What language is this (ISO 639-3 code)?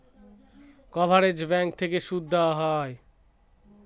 ben